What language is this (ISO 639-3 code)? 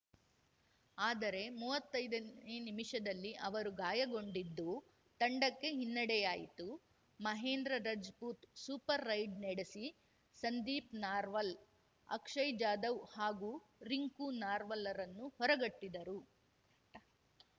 kan